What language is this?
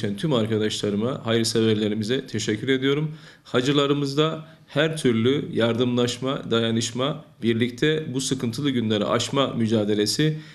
Turkish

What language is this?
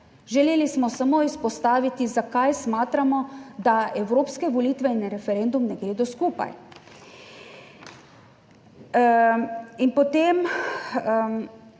Slovenian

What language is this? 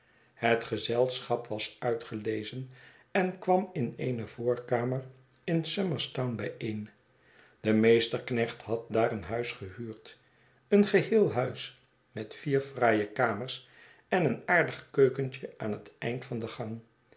Dutch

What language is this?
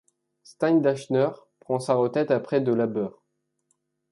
French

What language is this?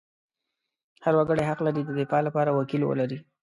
Pashto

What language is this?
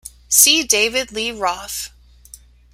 English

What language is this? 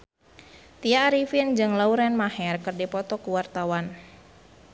Sundanese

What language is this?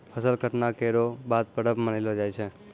Maithili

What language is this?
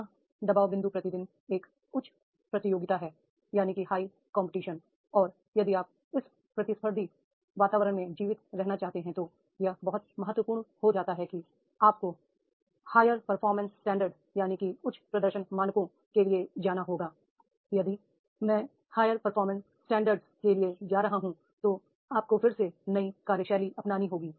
Hindi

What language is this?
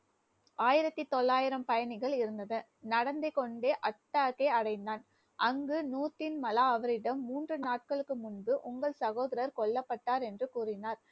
Tamil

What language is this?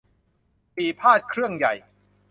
Thai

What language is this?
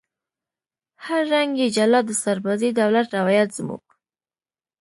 Pashto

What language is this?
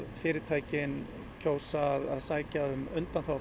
Icelandic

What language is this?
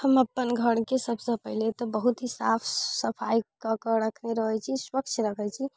Maithili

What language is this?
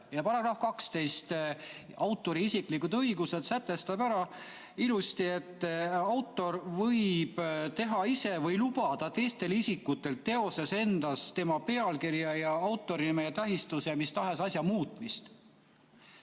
Estonian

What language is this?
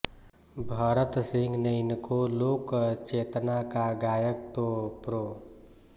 Hindi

